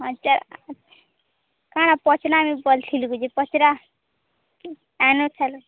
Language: Odia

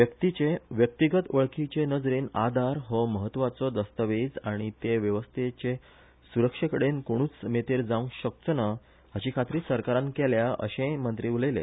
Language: Konkani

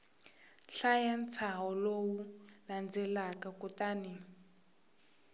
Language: Tsonga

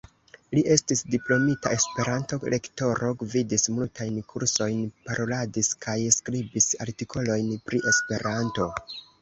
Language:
Esperanto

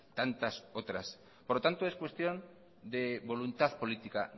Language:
Spanish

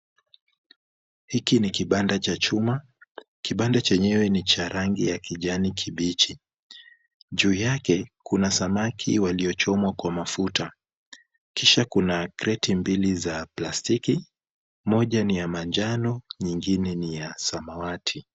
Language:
Swahili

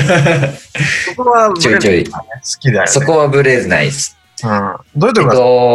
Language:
Japanese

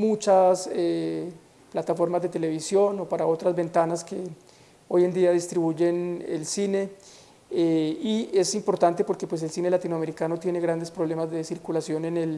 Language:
Spanish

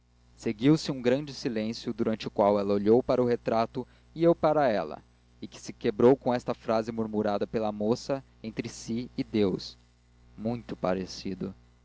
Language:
Portuguese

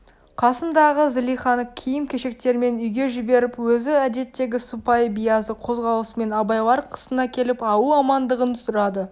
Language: Kazakh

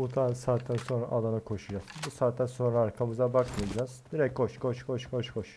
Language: Turkish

